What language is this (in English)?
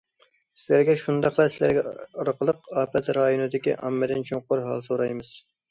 Uyghur